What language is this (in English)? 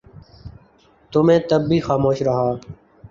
Urdu